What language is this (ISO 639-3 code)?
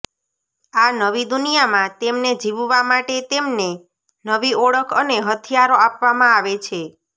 guj